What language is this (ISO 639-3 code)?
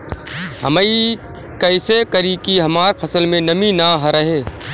bho